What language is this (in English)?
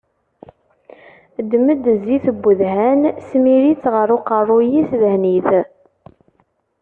Kabyle